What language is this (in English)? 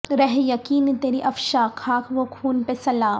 Urdu